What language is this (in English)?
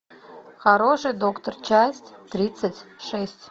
Russian